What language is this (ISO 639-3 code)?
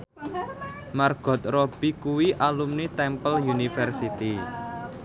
jav